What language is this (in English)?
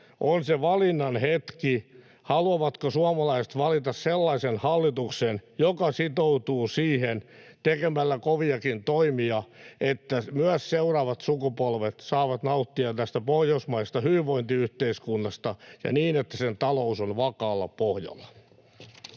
Finnish